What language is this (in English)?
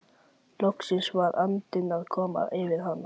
Icelandic